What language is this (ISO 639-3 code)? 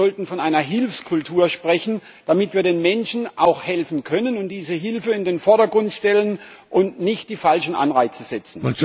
deu